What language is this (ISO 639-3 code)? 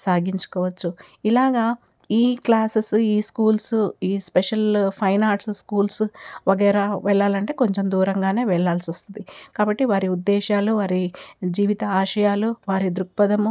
tel